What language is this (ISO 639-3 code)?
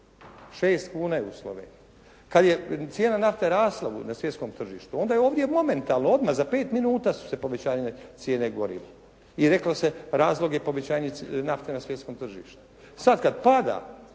hrv